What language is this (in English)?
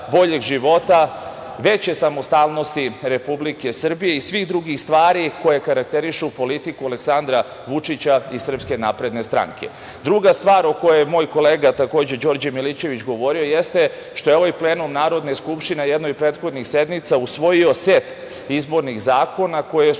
Serbian